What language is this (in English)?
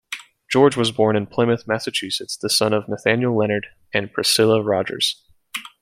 English